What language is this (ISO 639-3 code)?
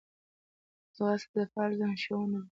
pus